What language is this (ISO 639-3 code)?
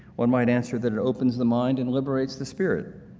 eng